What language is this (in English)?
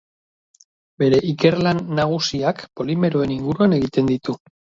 Basque